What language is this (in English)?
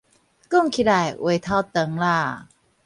Min Nan Chinese